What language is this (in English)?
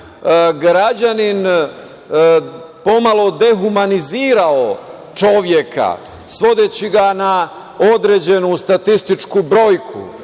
Serbian